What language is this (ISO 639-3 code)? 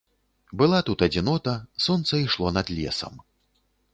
bel